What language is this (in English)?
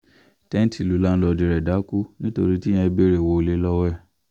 Yoruba